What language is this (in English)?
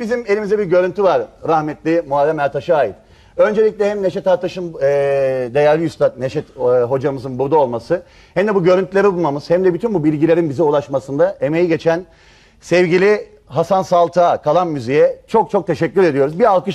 Turkish